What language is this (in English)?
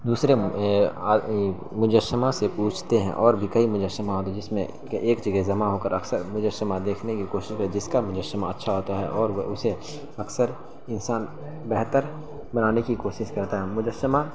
Urdu